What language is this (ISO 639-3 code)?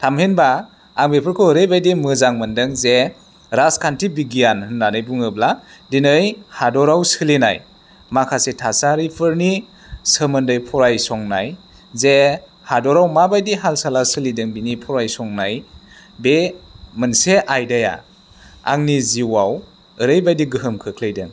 brx